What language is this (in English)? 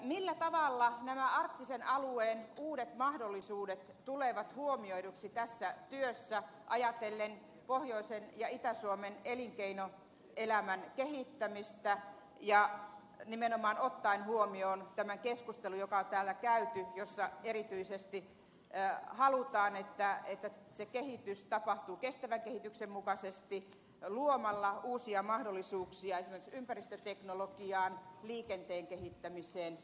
Finnish